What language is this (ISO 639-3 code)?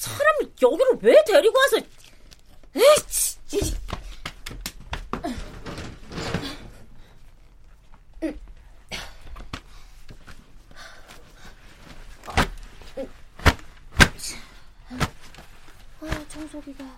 kor